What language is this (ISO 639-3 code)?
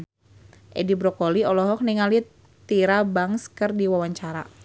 sun